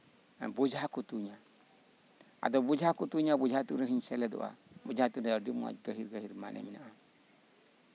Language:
Santali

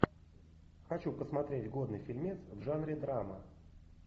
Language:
Russian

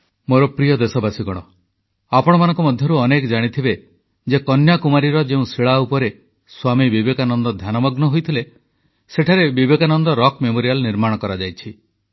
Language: Odia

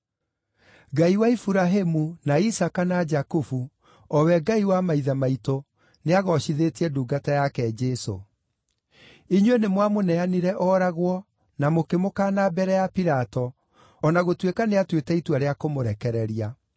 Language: Kikuyu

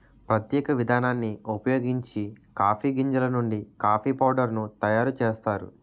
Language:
Telugu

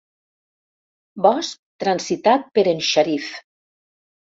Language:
Catalan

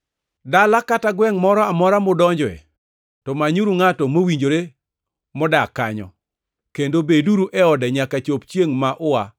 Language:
Luo (Kenya and Tanzania)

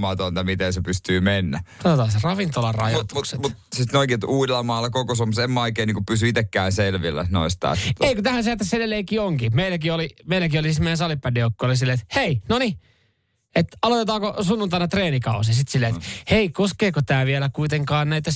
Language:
Finnish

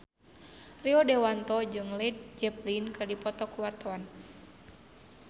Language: Sundanese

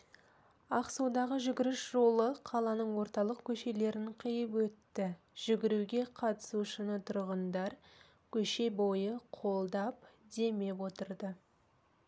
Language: Kazakh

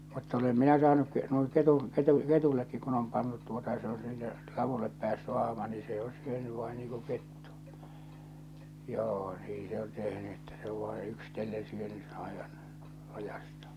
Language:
Finnish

